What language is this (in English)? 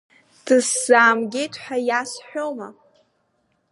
Abkhazian